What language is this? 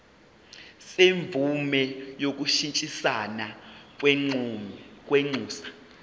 Zulu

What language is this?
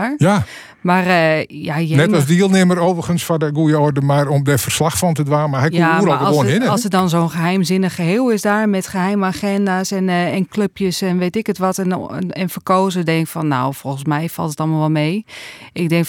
Dutch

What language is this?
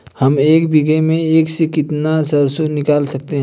Hindi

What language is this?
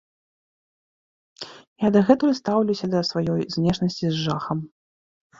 Belarusian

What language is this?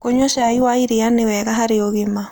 Kikuyu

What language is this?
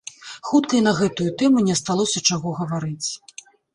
Belarusian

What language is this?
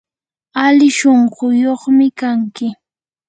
Yanahuanca Pasco Quechua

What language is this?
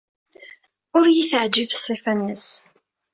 Kabyle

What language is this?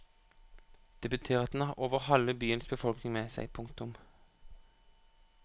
Norwegian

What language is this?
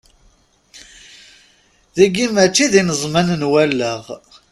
Kabyle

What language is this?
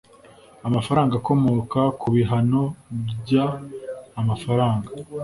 Kinyarwanda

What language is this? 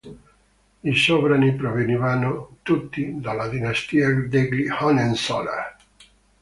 Italian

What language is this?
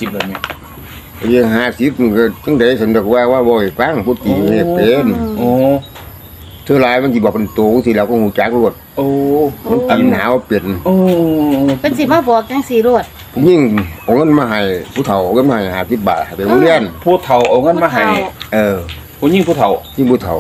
Thai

